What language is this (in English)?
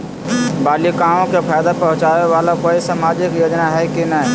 Magahi